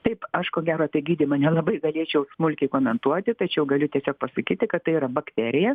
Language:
Lithuanian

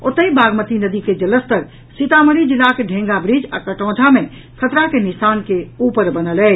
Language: Maithili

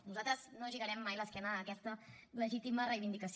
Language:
Catalan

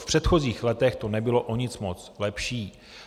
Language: Czech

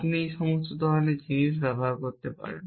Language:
Bangla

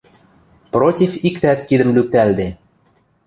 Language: Western Mari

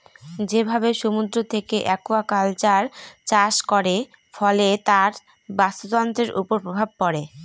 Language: Bangla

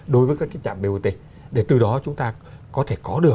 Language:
Vietnamese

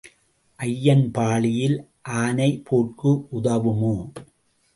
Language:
Tamil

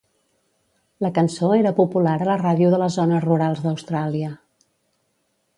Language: Catalan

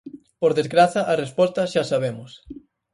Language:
Galician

